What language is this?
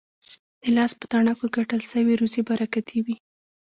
Pashto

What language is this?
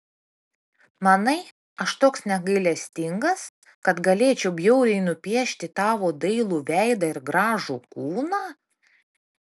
Lithuanian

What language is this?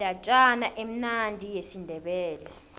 South Ndebele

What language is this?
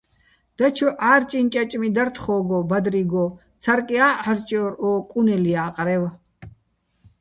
Bats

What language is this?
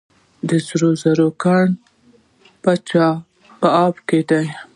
Pashto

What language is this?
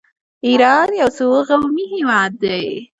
Pashto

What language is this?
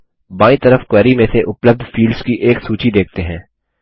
Hindi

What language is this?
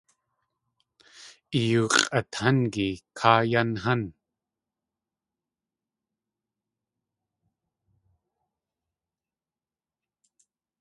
Tlingit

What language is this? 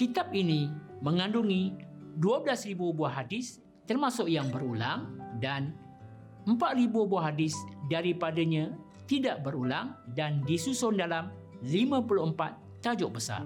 Malay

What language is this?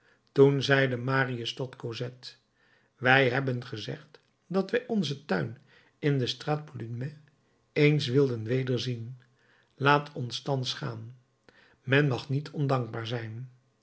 Dutch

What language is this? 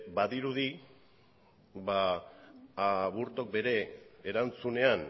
Basque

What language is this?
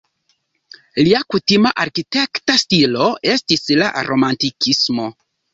Esperanto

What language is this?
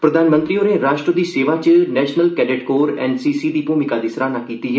Dogri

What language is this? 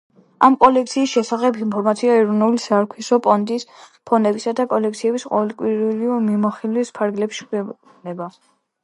Georgian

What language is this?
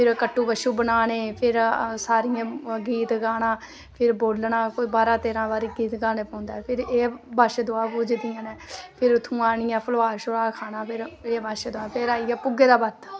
Dogri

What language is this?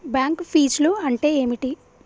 Telugu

